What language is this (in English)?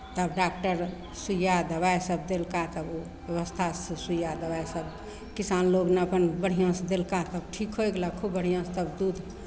Maithili